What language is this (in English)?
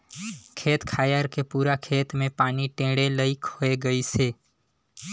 Chhattisgarhi